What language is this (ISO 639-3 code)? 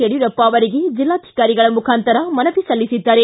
kan